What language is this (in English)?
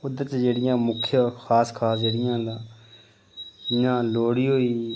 Dogri